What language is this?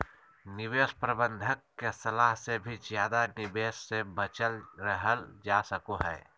Magahi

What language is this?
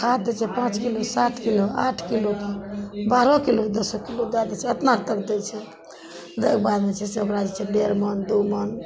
Maithili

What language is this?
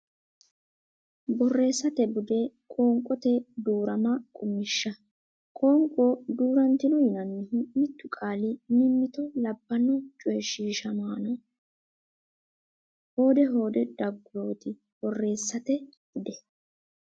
Sidamo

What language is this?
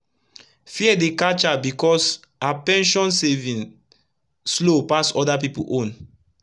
Nigerian Pidgin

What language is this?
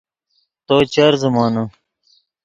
Yidgha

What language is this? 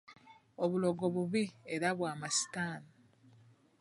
Ganda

